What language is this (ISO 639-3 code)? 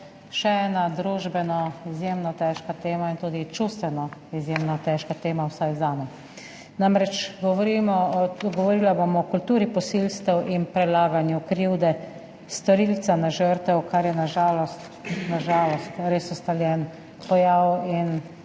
slv